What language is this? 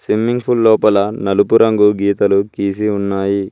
Telugu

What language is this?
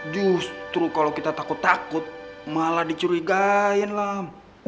Indonesian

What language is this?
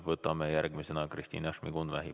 Estonian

